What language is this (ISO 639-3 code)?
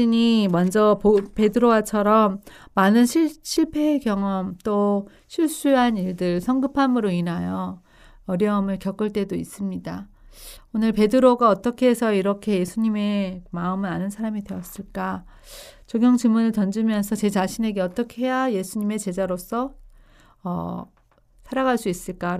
kor